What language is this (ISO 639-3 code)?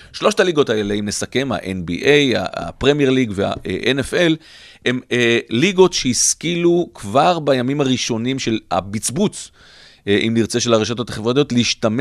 heb